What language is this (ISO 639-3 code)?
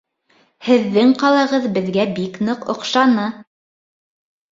bak